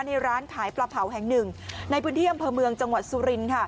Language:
Thai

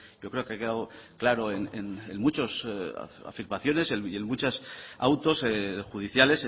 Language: Spanish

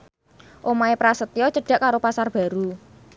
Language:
Javanese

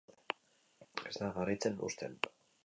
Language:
Basque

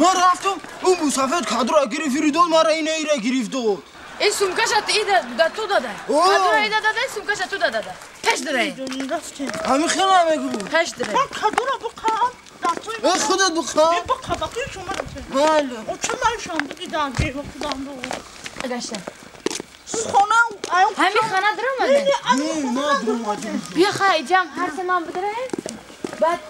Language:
Turkish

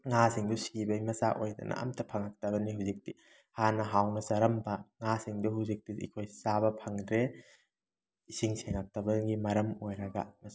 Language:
Manipuri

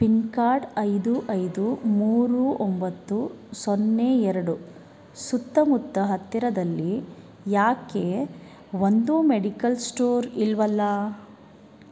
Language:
Kannada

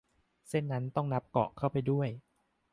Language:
Thai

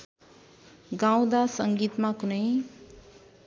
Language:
Nepali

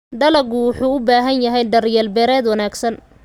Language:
Somali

